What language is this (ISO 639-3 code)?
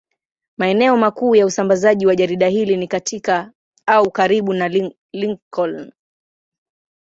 swa